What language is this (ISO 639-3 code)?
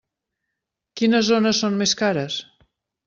cat